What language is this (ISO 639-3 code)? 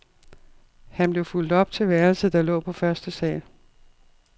dan